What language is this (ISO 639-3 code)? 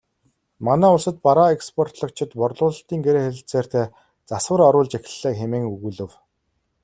mon